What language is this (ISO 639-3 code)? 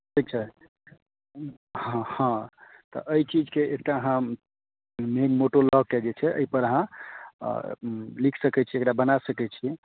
mai